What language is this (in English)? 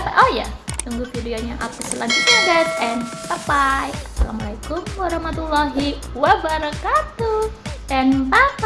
Indonesian